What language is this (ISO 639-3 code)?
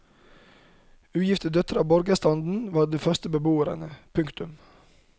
nor